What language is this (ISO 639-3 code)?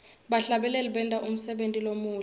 ssw